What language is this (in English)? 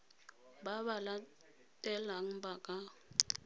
Tswana